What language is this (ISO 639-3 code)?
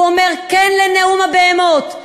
heb